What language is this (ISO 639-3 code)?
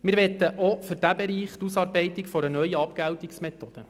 gsw